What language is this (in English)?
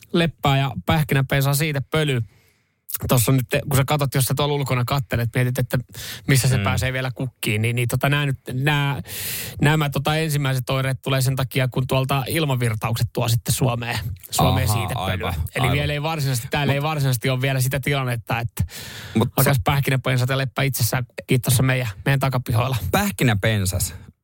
Finnish